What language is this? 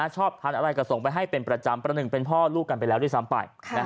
Thai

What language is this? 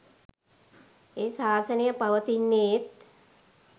Sinhala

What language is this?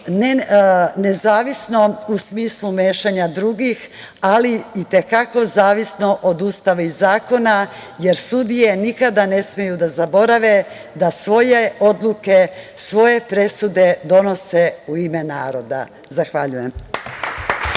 Serbian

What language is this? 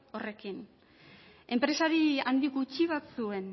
Basque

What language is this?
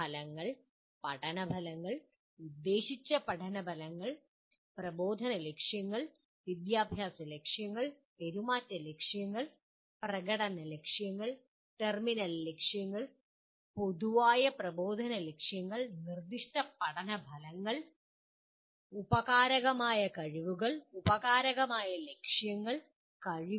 Malayalam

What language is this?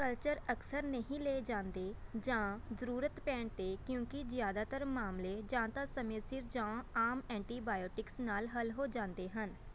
Punjabi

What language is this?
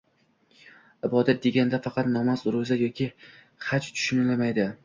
Uzbek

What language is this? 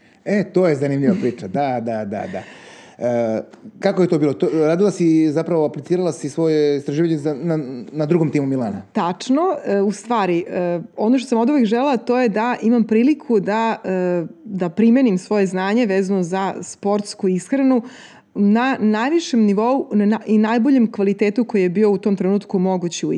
Croatian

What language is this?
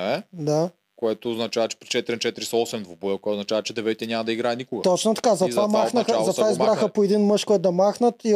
Bulgarian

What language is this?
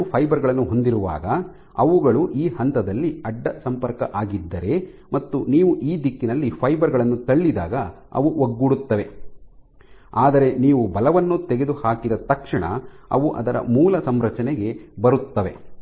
Kannada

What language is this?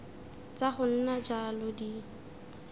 Tswana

